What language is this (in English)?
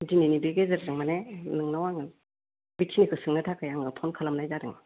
Bodo